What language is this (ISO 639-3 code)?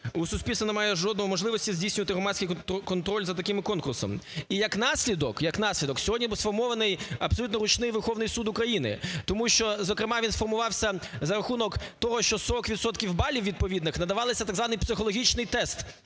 ukr